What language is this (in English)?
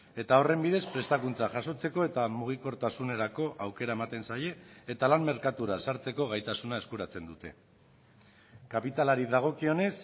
Basque